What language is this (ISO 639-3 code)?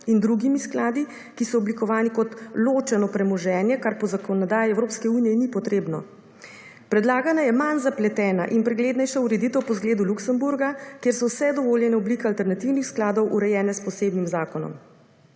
slv